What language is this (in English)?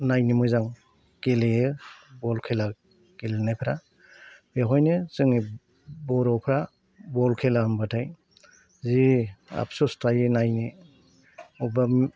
Bodo